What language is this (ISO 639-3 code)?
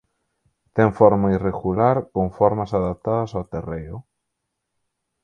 glg